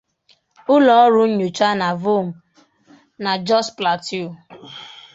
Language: Igbo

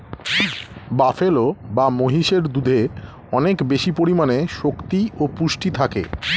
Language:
Bangla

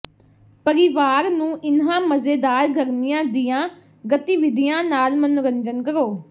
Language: Punjabi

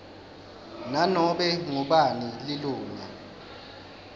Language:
Swati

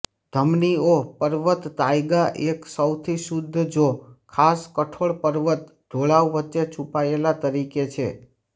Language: Gujarati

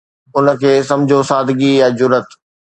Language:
Sindhi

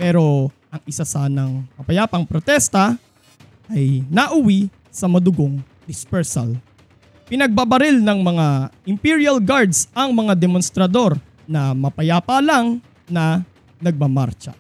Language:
Filipino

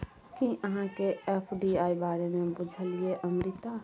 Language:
Maithili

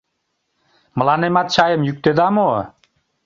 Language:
Mari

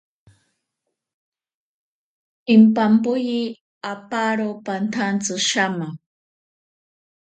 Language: Ashéninka Perené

